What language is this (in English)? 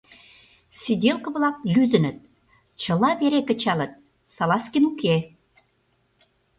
Mari